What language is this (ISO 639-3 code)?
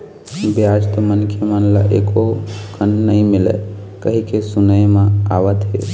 hne